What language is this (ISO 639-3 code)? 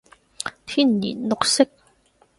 yue